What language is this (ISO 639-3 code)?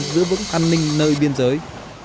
vie